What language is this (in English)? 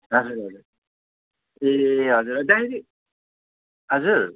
Nepali